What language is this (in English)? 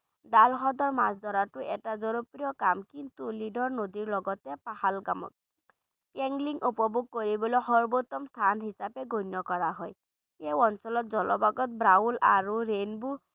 Bangla